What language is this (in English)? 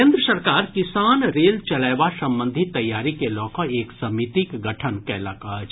Maithili